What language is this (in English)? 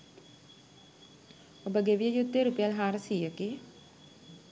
Sinhala